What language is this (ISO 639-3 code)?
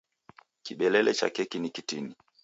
dav